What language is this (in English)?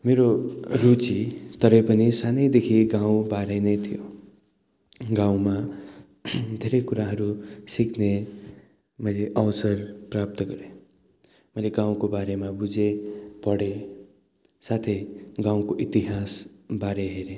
Nepali